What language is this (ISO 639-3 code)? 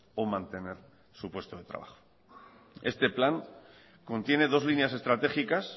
spa